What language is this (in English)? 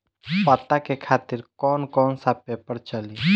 Bhojpuri